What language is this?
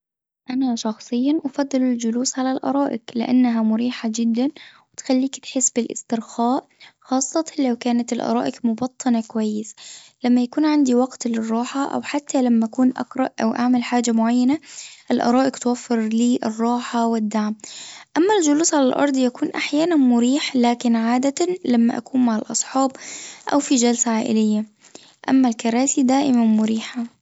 Tunisian Arabic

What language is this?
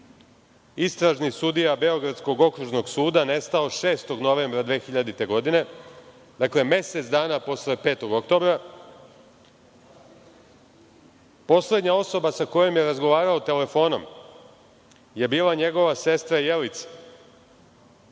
Serbian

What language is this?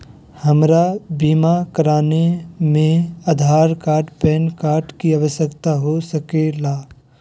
Magahi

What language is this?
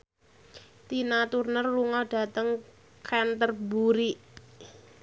Javanese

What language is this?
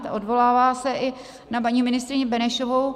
Czech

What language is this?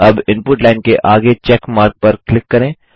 Hindi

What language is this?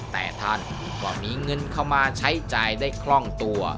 Thai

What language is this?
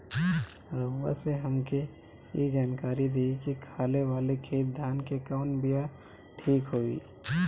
Bhojpuri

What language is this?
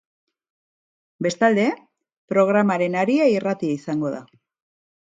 Basque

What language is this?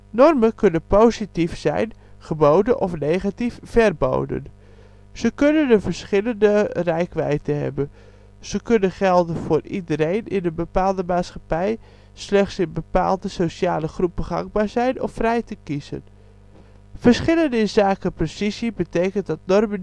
Dutch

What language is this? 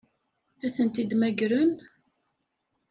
Kabyle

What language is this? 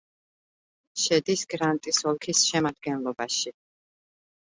Georgian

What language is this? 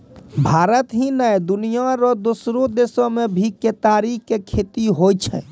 Maithili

